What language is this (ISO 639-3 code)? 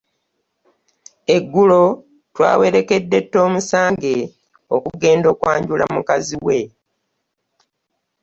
lug